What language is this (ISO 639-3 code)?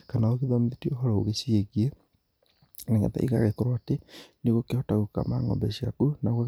kik